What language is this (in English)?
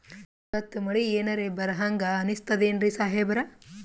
Kannada